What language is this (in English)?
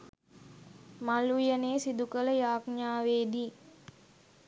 Sinhala